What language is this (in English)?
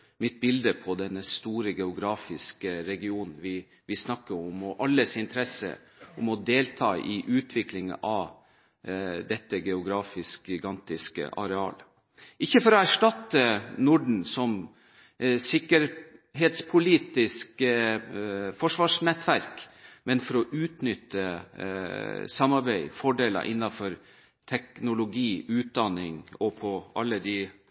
Norwegian Bokmål